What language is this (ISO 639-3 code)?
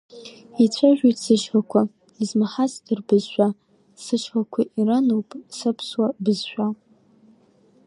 abk